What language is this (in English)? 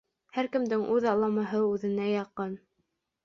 Bashkir